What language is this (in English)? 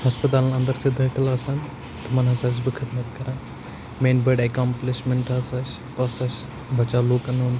Kashmiri